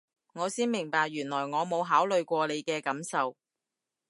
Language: Cantonese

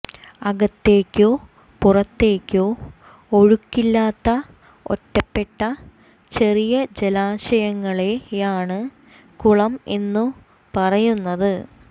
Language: Malayalam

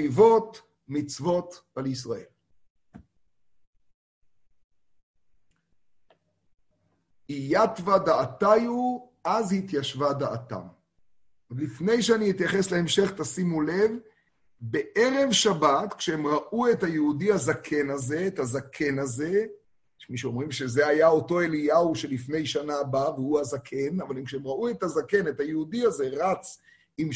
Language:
Hebrew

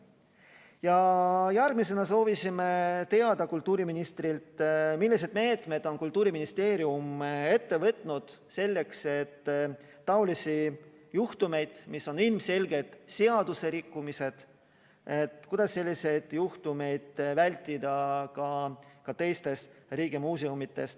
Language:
Estonian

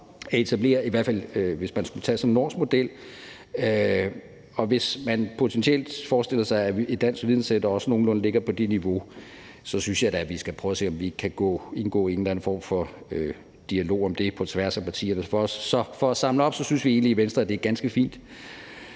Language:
Danish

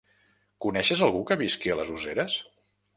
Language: Catalan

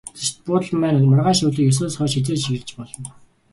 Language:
Mongolian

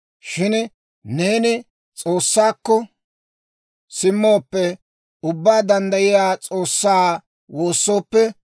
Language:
Dawro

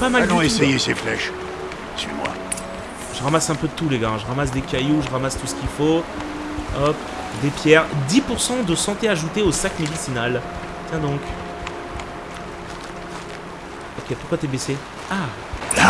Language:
French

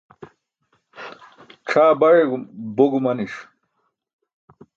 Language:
Burushaski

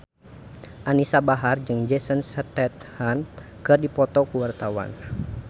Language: Sundanese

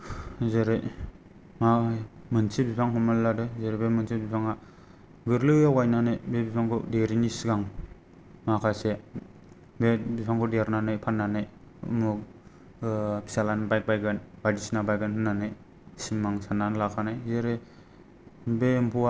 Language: Bodo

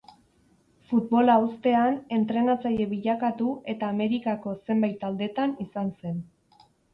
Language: Basque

